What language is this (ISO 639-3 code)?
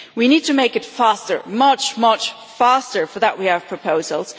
eng